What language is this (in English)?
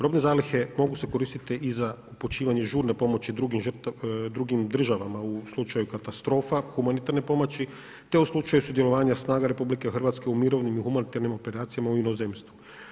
Croatian